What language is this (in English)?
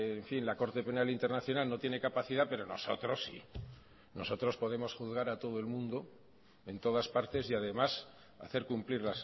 Spanish